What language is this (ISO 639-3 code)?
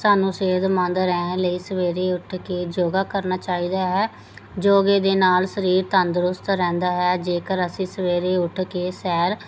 pan